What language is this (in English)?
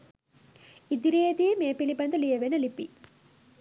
Sinhala